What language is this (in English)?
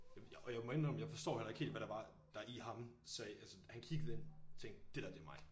Danish